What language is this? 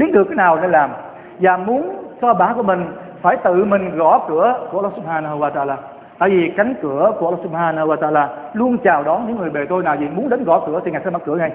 Vietnamese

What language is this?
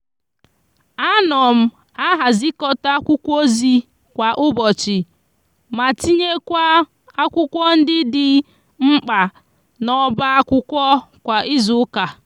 Igbo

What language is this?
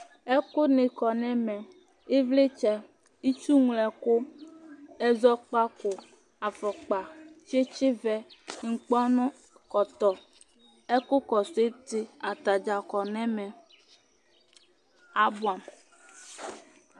Ikposo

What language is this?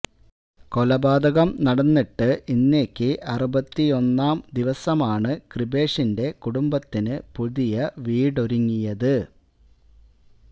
Malayalam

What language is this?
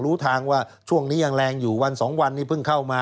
Thai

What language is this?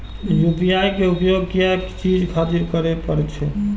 Maithili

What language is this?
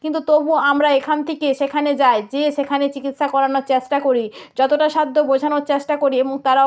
Bangla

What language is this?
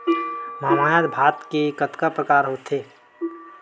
Chhattisgarhi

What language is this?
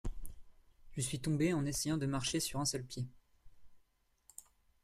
French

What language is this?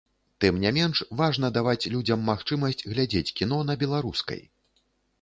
Belarusian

